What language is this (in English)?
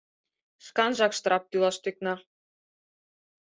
Mari